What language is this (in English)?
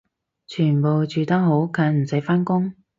Cantonese